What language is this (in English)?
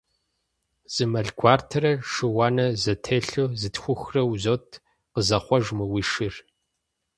Kabardian